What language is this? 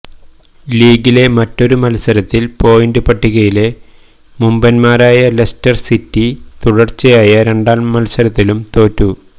Malayalam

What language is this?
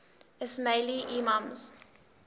English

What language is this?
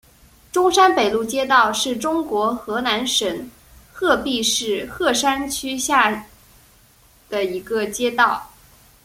Chinese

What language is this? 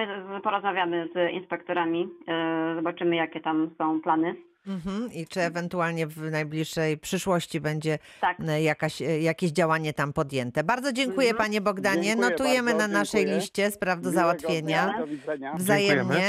Polish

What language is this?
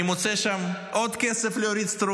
Hebrew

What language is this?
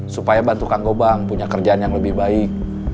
Indonesian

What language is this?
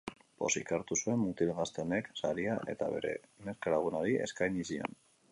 Basque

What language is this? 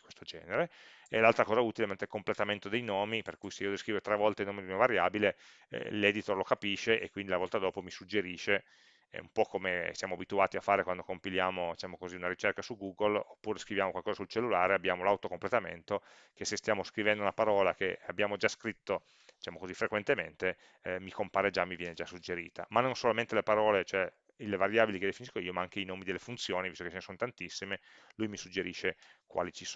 Italian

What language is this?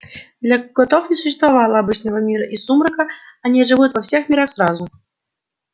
Russian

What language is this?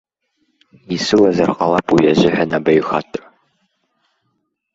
Abkhazian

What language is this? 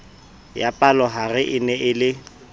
Southern Sotho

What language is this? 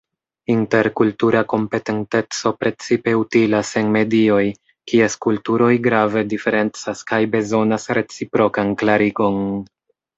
Esperanto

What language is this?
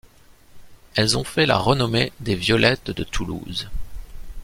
French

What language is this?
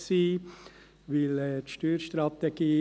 Swiss German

